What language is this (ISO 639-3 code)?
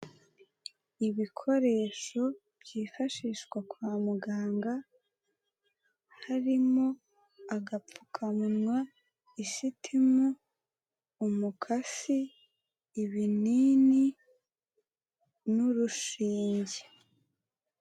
kin